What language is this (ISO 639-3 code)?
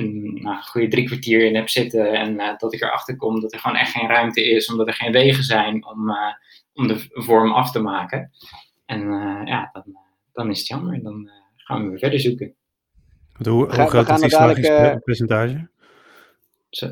nld